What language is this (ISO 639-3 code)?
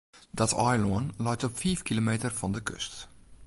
fry